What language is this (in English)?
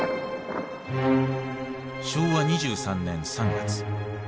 Japanese